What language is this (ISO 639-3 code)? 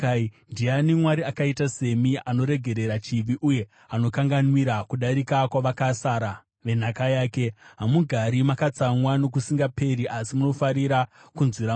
sna